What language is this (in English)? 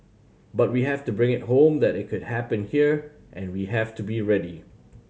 English